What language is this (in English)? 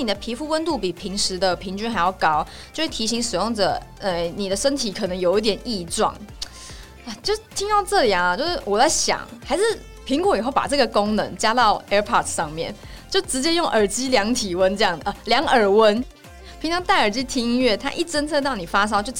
Chinese